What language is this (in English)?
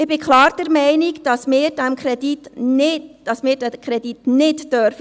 Swiss German